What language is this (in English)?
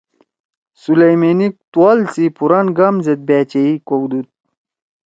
Torwali